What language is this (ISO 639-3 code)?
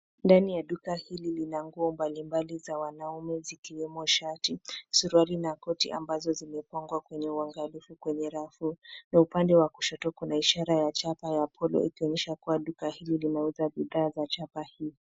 swa